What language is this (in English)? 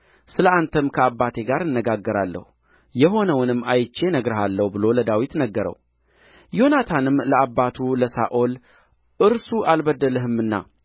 Amharic